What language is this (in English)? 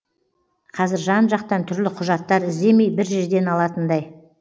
Kazakh